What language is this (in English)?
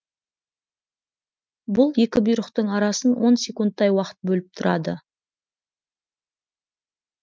Kazakh